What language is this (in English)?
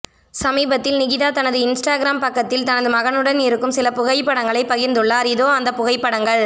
Tamil